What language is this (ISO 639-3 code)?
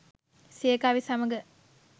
sin